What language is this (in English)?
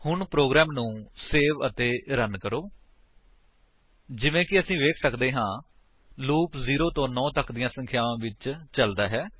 Punjabi